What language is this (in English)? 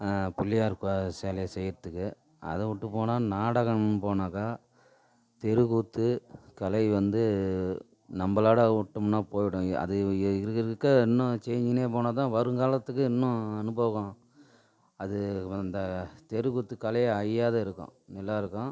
Tamil